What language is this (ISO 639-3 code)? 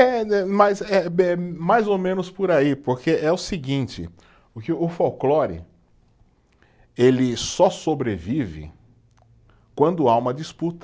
por